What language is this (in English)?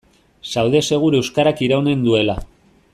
Basque